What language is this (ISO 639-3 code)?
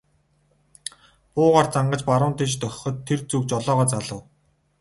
mon